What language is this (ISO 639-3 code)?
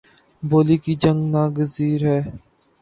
urd